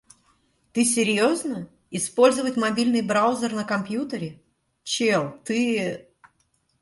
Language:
Russian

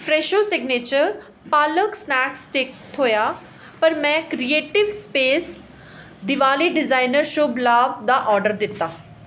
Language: Dogri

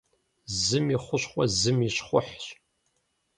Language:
Kabardian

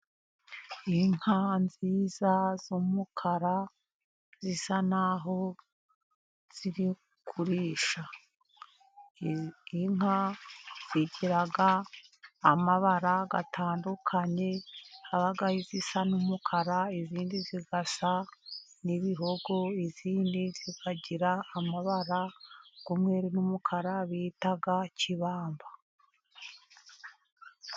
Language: Kinyarwanda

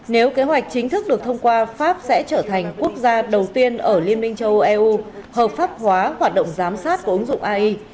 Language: Vietnamese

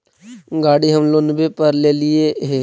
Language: Magahi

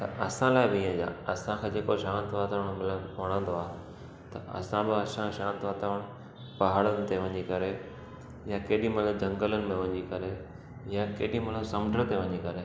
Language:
Sindhi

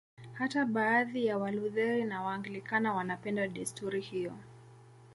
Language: Swahili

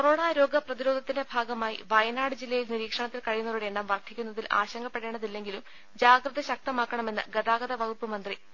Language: Malayalam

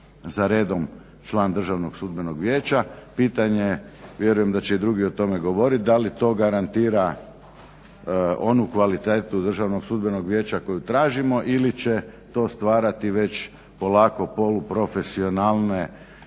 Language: Croatian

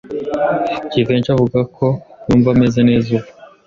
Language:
Kinyarwanda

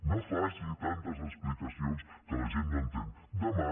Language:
Catalan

